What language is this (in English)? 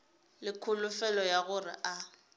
Northern Sotho